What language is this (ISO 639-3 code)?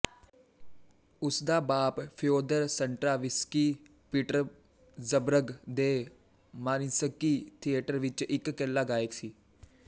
pan